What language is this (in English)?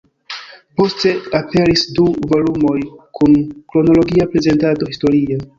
Esperanto